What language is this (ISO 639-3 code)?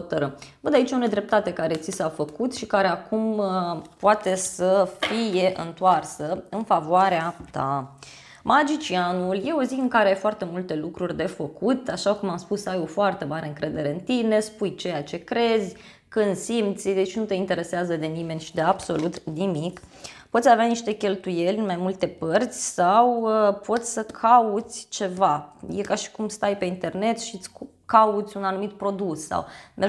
ron